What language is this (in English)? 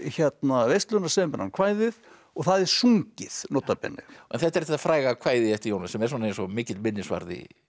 Icelandic